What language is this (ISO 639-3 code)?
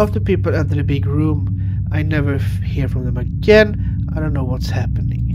swe